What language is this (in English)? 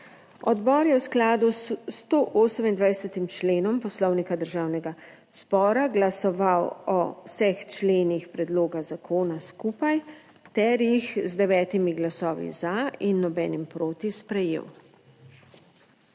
Slovenian